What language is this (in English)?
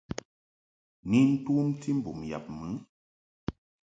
Mungaka